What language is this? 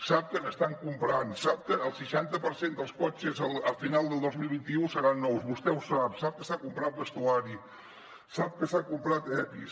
Catalan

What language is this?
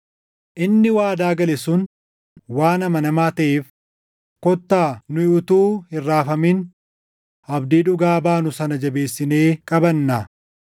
Oromo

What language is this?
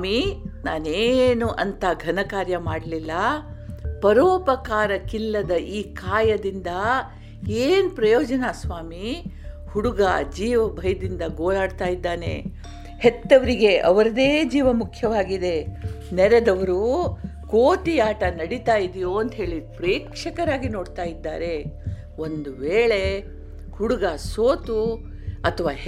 Kannada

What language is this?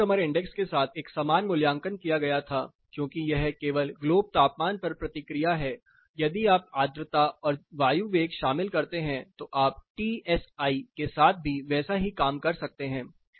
Hindi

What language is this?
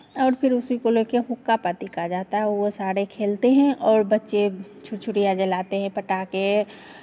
Hindi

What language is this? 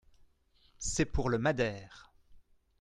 French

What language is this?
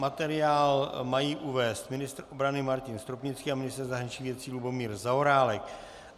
Czech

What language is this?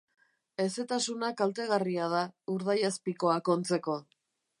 Basque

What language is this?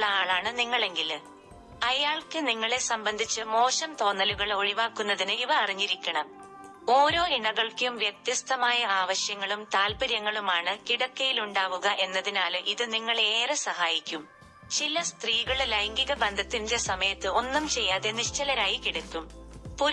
Malayalam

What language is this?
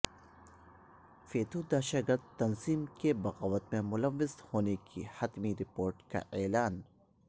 Urdu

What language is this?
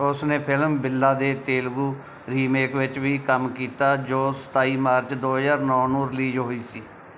Punjabi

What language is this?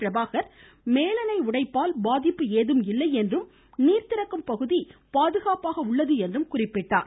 Tamil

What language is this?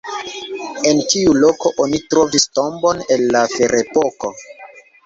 Esperanto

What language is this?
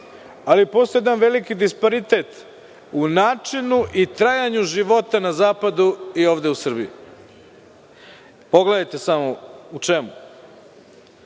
Serbian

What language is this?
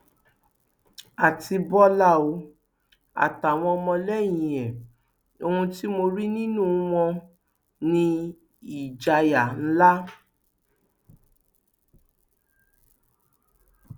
Yoruba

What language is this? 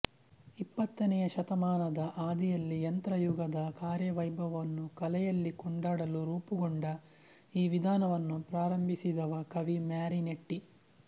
Kannada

